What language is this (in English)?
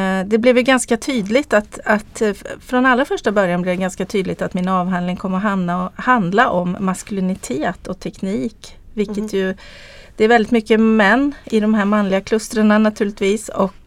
Swedish